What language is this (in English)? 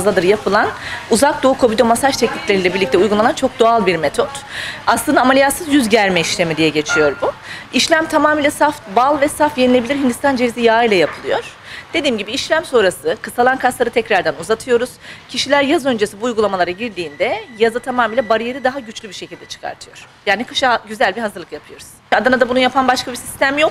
Turkish